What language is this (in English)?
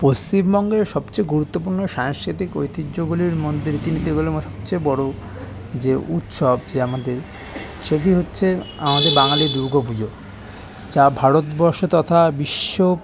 Bangla